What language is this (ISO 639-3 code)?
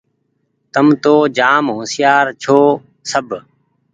gig